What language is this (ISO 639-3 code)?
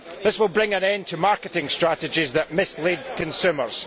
eng